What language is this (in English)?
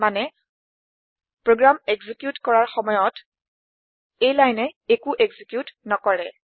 Assamese